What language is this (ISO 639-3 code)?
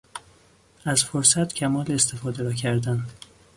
fas